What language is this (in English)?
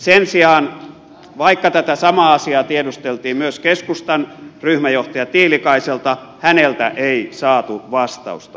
Finnish